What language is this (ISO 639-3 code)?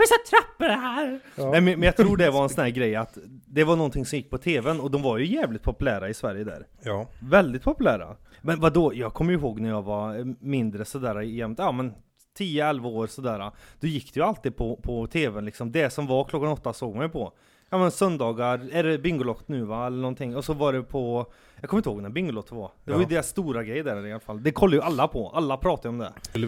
swe